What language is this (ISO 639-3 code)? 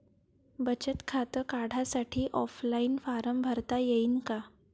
mar